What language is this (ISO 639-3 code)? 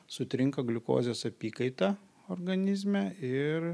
lit